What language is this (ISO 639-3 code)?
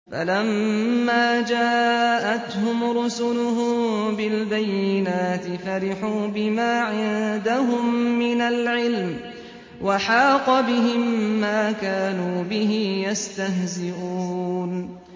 ara